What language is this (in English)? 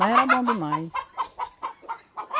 Portuguese